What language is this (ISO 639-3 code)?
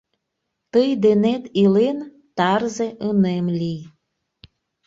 chm